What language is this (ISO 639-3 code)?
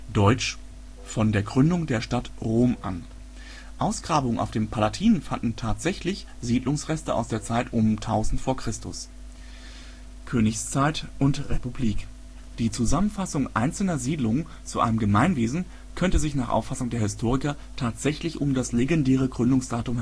deu